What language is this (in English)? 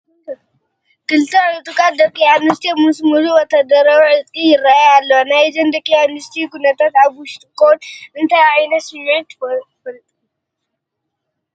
Tigrinya